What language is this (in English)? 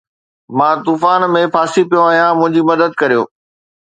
Sindhi